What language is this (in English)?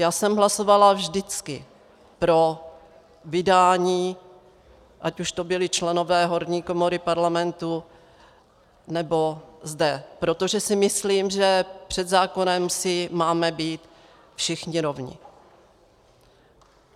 Czech